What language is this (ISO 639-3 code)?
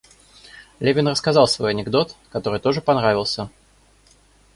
rus